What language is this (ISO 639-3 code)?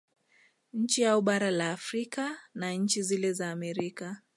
swa